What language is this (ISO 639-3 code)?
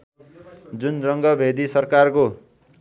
nep